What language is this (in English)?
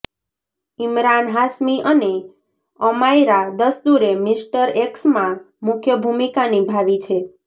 Gujarati